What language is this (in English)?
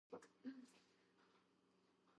Georgian